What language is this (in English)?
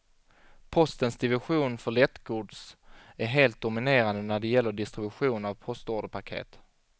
Swedish